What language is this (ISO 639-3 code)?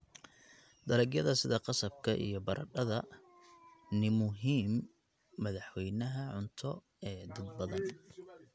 som